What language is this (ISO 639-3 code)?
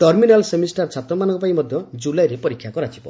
ori